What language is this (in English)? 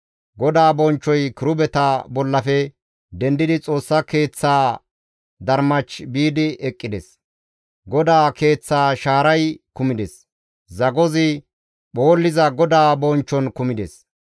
Gamo